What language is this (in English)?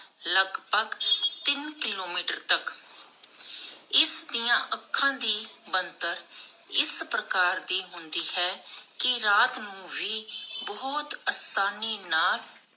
Punjabi